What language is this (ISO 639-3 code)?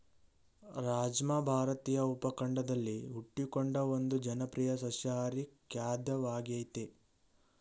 kan